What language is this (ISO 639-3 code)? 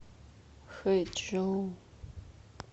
rus